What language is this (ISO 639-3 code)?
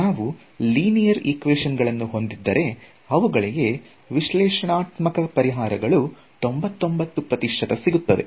kan